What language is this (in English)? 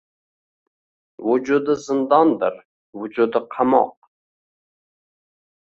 Uzbek